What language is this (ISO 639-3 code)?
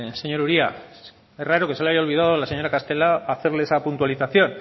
spa